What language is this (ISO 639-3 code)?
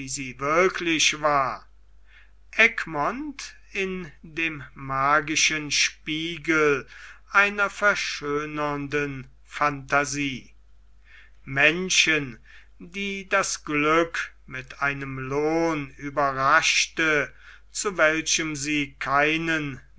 deu